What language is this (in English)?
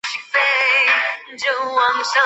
Chinese